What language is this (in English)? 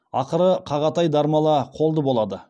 Kazakh